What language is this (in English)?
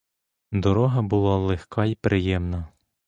Ukrainian